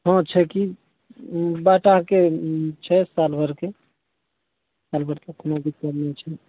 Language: Maithili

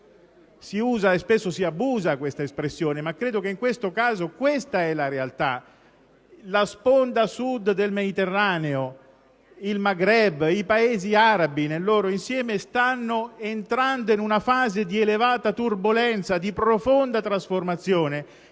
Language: Italian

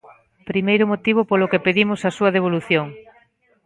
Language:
Galician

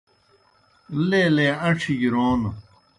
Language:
Kohistani Shina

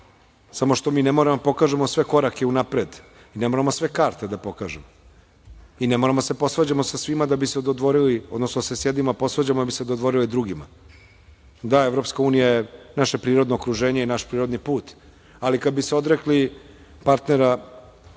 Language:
Serbian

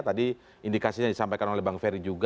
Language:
Indonesian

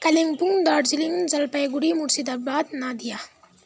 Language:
Nepali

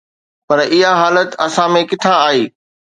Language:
Sindhi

